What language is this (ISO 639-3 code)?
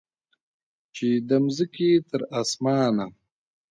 pus